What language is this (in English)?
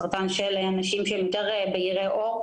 Hebrew